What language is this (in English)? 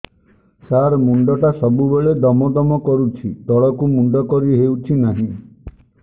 Odia